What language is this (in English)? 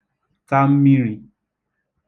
Igbo